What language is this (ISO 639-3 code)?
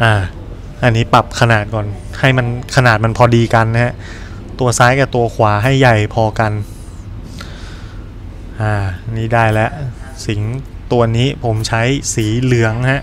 tha